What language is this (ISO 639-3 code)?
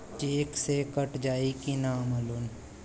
bho